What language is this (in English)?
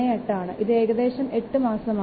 Malayalam